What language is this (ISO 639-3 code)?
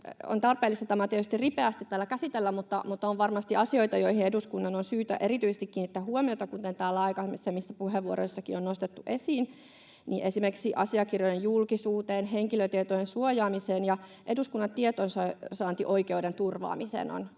fin